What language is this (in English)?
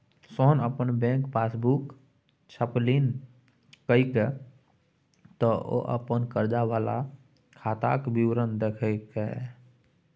Maithili